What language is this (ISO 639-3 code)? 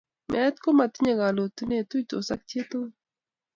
kln